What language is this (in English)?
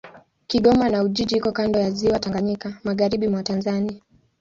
Swahili